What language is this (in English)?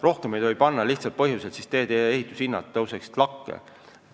Estonian